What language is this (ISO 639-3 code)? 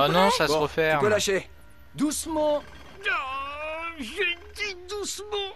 fra